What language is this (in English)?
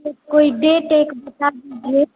Hindi